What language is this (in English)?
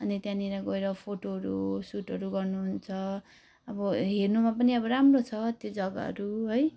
Nepali